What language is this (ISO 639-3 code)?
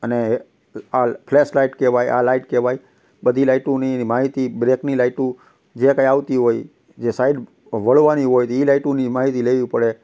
guj